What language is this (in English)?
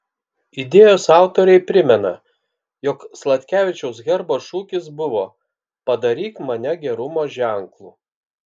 Lithuanian